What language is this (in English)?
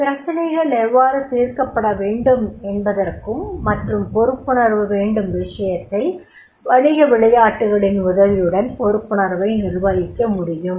Tamil